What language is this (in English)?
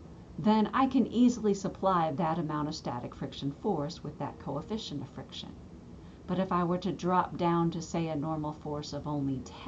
English